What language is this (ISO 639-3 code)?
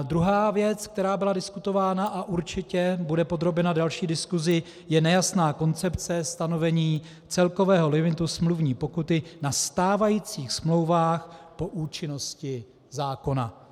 ces